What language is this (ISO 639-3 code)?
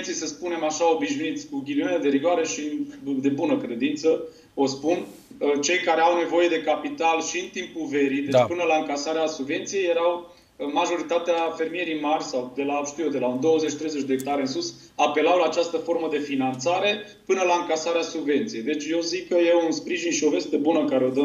ron